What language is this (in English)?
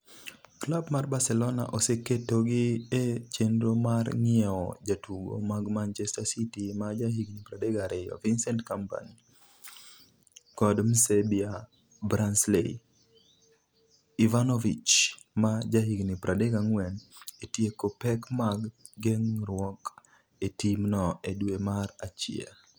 Luo (Kenya and Tanzania)